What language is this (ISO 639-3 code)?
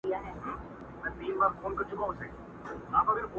pus